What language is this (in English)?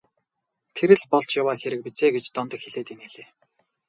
Mongolian